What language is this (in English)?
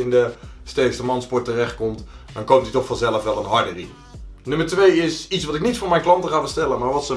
Dutch